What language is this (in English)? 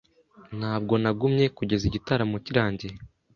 Kinyarwanda